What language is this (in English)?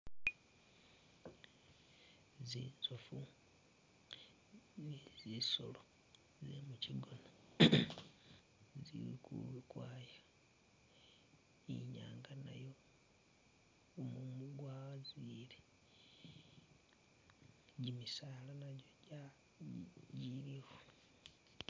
Masaaba